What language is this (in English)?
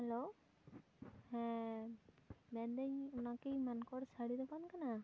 Santali